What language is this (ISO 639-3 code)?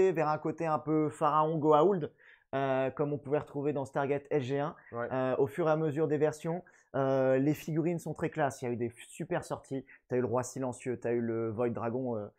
fra